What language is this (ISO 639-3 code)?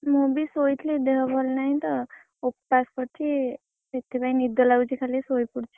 ori